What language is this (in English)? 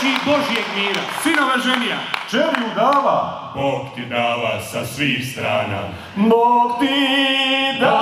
Romanian